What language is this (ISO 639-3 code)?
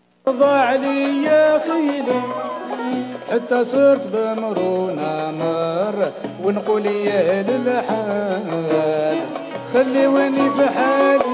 ara